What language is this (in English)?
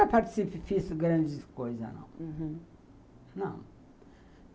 Portuguese